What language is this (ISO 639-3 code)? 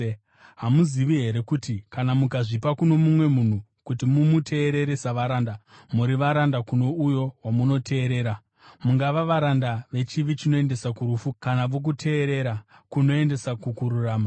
sna